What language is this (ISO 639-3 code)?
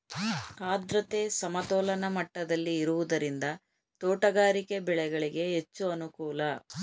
kan